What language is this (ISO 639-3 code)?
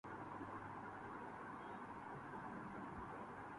urd